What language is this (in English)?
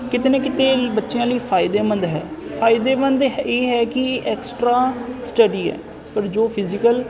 Punjabi